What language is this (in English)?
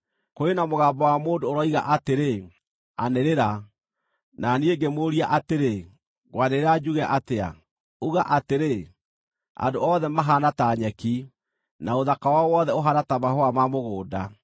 Kikuyu